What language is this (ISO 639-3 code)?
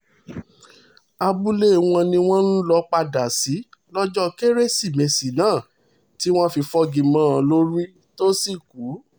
yor